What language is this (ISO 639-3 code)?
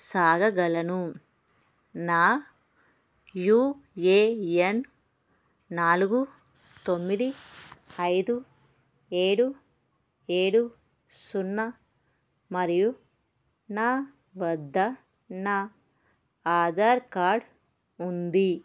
tel